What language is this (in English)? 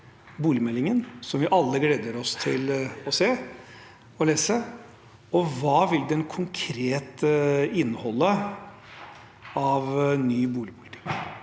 Norwegian